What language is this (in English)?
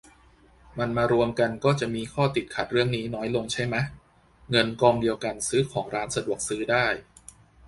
Thai